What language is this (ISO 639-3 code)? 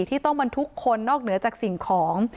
tha